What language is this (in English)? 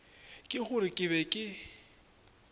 Northern Sotho